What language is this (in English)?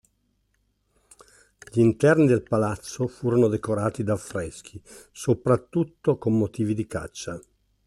Italian